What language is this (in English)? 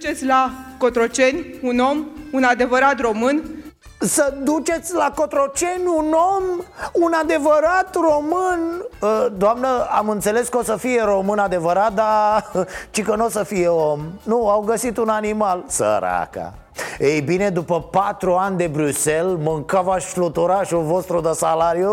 Romanian